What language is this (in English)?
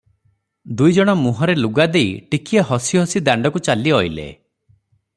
Odia